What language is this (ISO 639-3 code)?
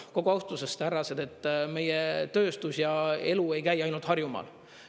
est